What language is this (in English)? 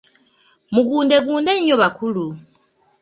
Ganda